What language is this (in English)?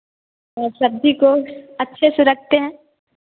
Hindi